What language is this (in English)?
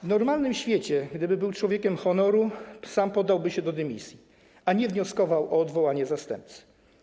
Polish